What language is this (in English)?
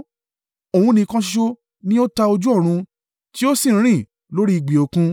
Yoruba